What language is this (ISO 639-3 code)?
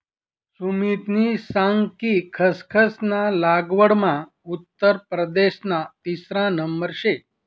mar